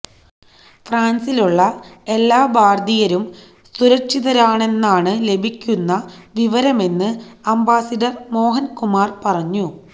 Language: Malayalam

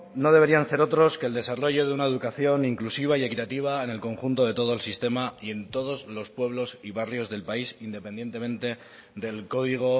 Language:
Spanish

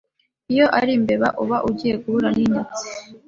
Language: Kinyarwanda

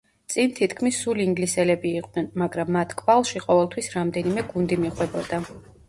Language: Georgian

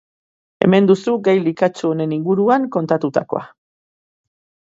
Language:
Basque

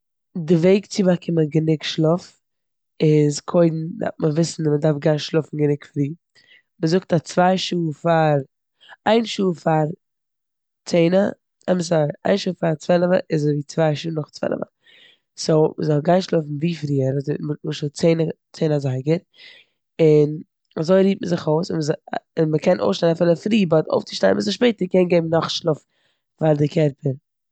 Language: Yiddish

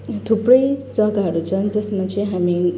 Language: Nepali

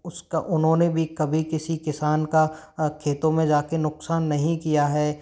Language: Hindi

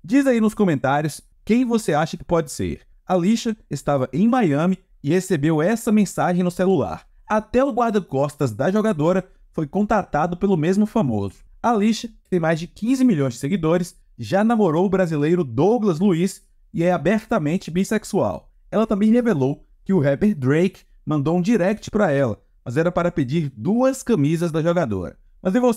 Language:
Portuguese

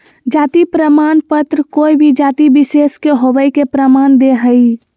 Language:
Magahi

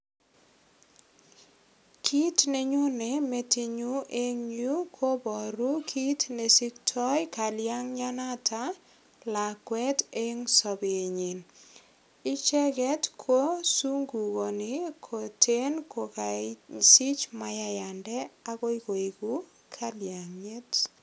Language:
Kalenjin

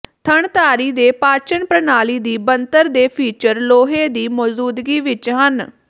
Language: Punjabi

